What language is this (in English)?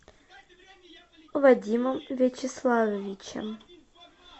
Russian